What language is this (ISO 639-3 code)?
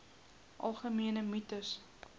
afr